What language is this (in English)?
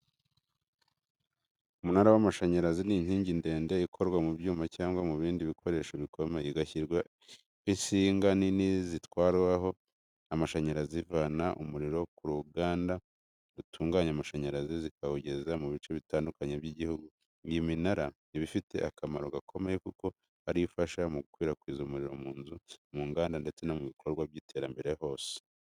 Kinyarwanda